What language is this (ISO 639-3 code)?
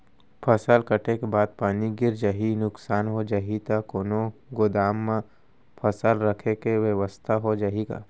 hne